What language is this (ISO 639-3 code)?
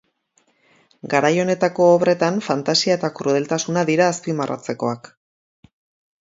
eus